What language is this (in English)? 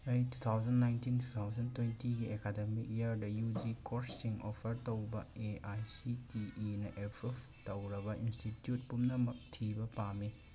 Manipuri